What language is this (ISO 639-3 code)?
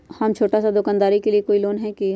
mag